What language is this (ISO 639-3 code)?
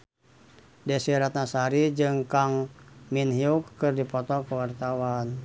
sun